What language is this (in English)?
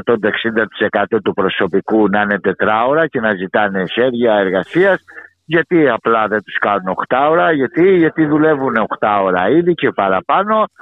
Greek